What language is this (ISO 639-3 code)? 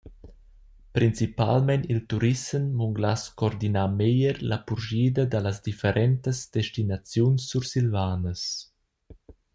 roh